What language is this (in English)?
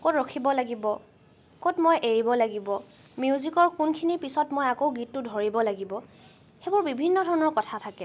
Assamese